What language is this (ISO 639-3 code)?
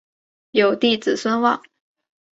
zho